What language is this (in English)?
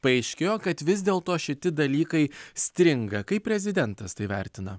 Lithuanian